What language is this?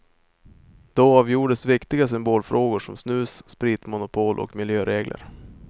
Swedish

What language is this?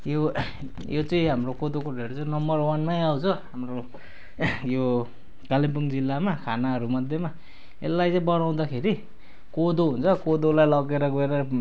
Nepali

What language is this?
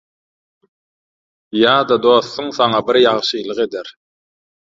Turkmen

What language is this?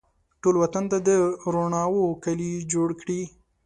Pashto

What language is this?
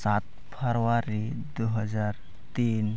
Santali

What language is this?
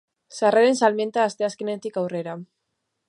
Basque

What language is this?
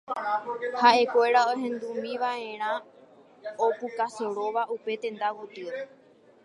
Guarani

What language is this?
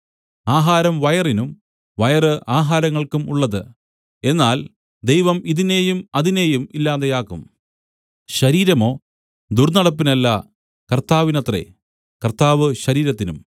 Malayalam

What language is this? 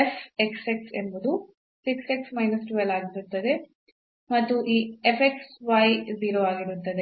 Kannada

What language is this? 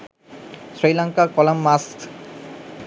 Sinhala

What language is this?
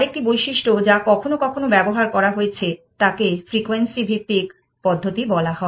Bangla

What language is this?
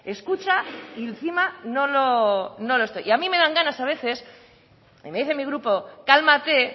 Spanish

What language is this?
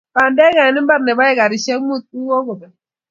Kalenjin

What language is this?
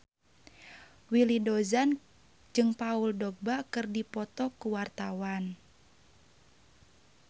Sundanese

